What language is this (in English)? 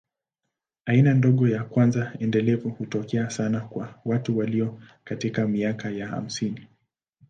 Swahili